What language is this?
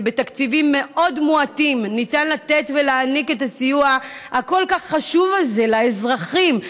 Hebrew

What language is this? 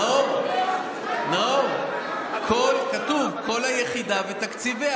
Hebrew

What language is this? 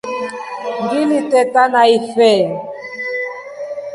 Rombo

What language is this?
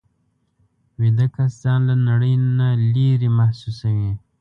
Pashto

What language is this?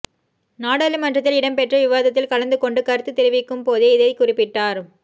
Tamil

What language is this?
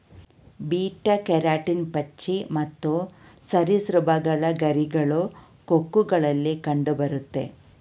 Kannada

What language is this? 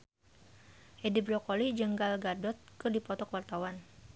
Sundanese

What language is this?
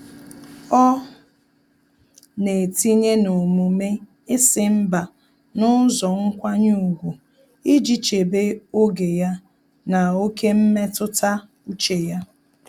Igbo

